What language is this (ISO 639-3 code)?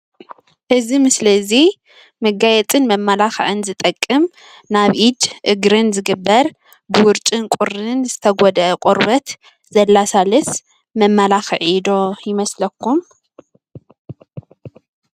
tir